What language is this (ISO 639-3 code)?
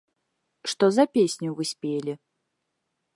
bel